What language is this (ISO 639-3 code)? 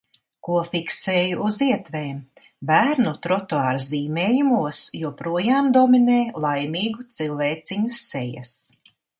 lav